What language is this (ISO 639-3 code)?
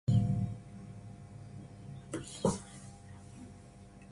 kzi